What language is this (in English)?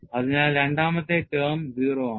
Malayalam